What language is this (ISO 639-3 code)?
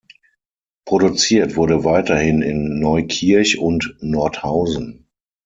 deu